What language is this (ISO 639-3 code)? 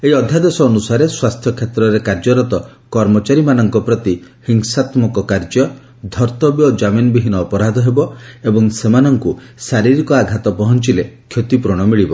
ori